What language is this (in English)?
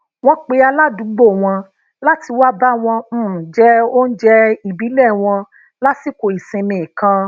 Yoruba